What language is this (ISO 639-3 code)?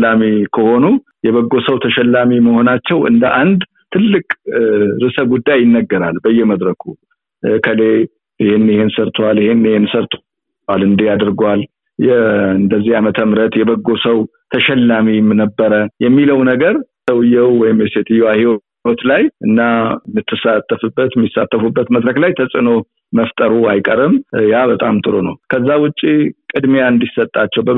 amh